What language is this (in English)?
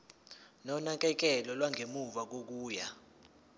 Zulu